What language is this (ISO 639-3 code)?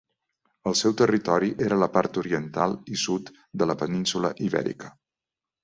cat